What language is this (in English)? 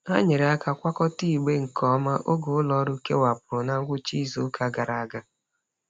Igbo